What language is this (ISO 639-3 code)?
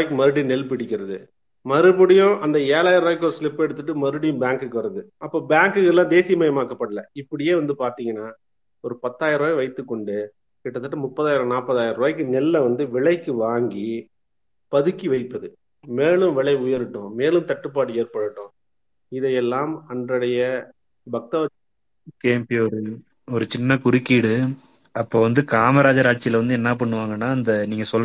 tam